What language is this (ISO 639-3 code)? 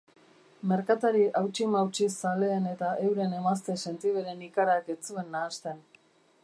eus